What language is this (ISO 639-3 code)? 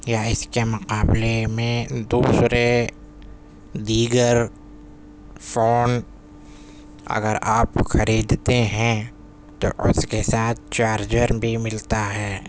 urd